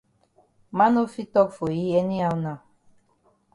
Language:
Cameroon Pidgin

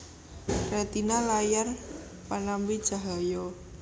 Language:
Javanese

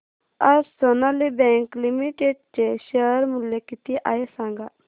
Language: Marathi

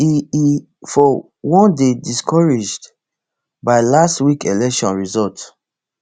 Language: Nigerian Pidgin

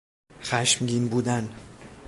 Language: Persian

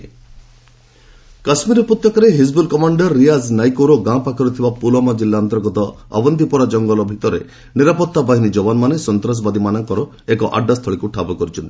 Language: Odia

